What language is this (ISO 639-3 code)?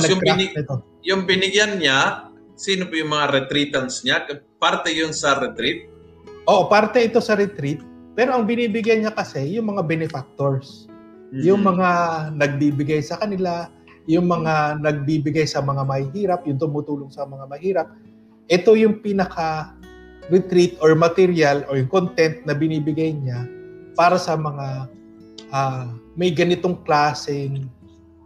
fil